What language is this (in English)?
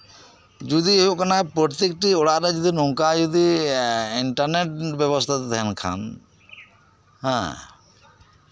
Santali